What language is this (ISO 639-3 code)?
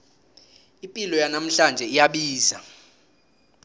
nbl